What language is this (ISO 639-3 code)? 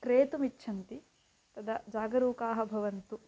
san